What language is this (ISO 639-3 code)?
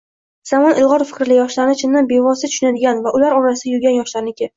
uzb